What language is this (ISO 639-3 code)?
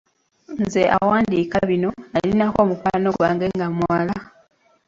lug